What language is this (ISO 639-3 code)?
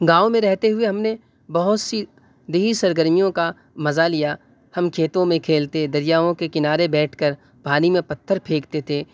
urd